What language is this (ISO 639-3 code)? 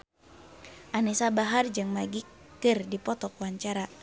sun